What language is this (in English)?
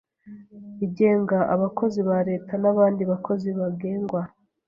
Kinyarwanda